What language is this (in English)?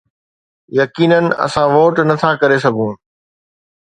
Sindhi